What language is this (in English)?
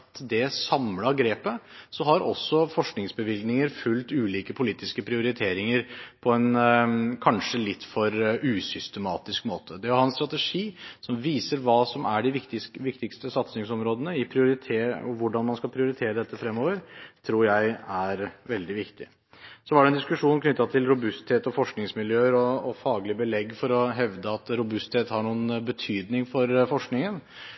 Norwegian Bokmål